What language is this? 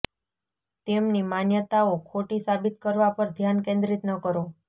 Gujarati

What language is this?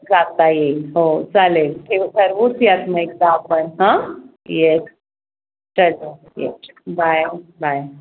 Marathi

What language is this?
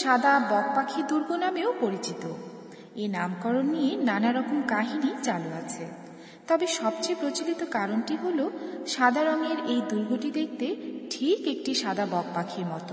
Bangla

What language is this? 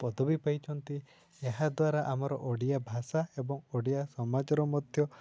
Odia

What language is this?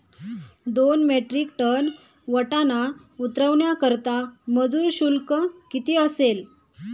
Marathi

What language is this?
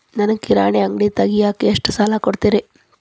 Kannada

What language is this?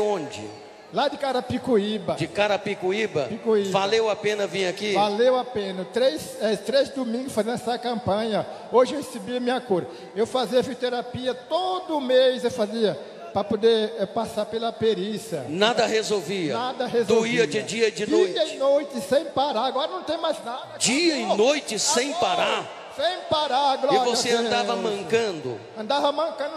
Portuguese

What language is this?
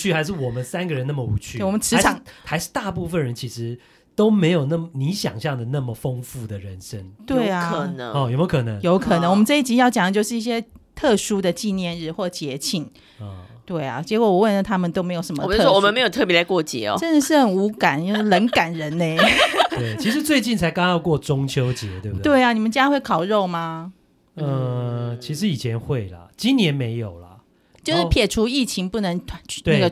Chinese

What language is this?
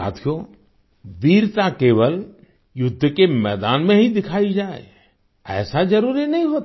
Hindi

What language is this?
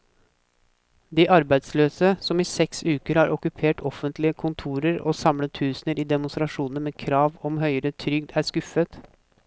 Norwegian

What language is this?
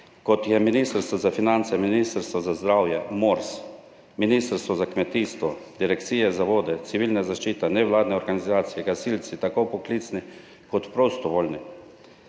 Slovenian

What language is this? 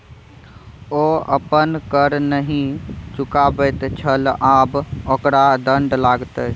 Maithili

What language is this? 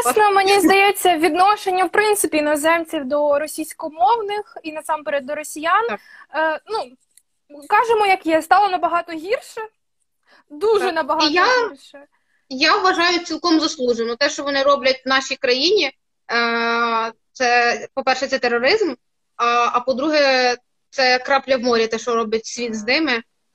Ukrainian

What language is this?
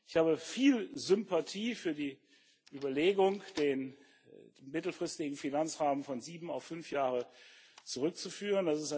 German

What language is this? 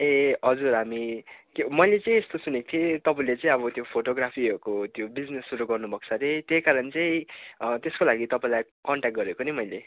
Nepali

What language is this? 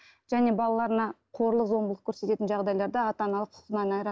Kazakh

